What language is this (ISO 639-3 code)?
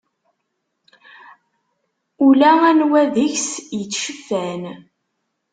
kab